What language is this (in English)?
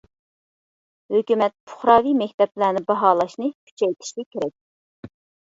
Uyghur